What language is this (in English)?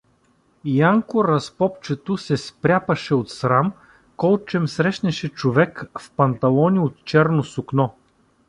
Bulgarian